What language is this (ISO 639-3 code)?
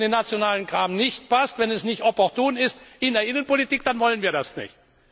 deu